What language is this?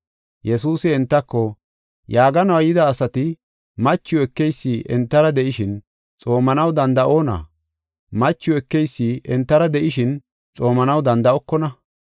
Gofa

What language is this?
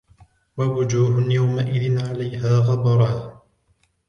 Arabic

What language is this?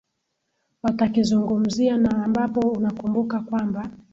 Swahili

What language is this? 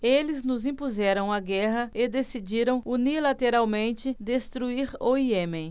Portuguese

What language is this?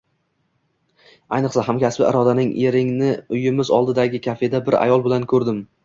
Uzbek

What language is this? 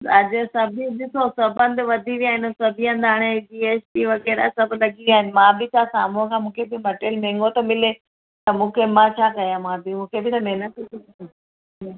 Sindhi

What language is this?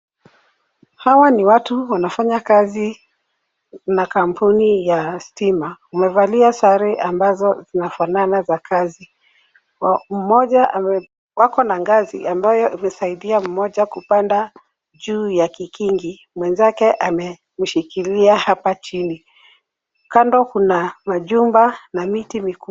Swahili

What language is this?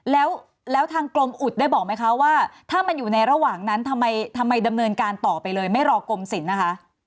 Thai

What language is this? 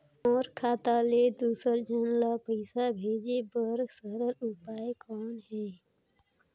Chhattisgarhi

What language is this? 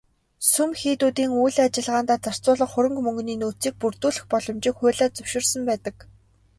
Mongolian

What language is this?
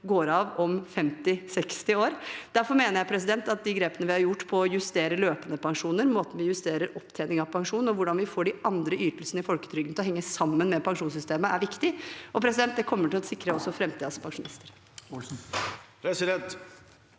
Norwegian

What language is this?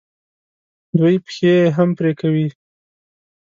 Pashto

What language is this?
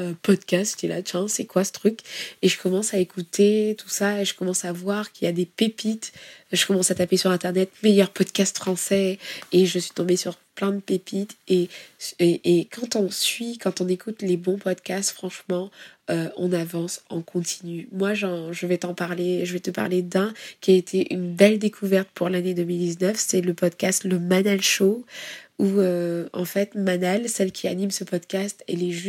French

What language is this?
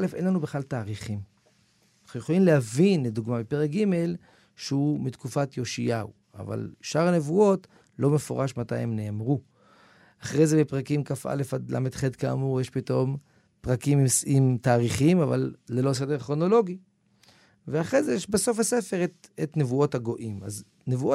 Hebrew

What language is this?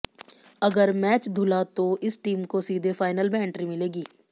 Hindi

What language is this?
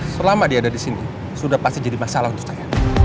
Indonesian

